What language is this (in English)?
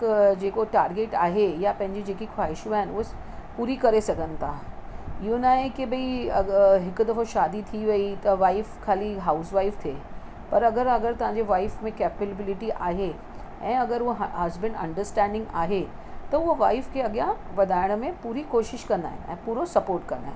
Sindhi